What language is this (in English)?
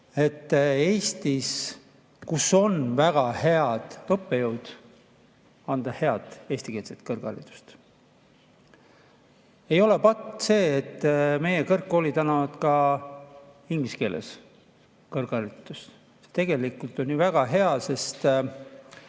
Estonian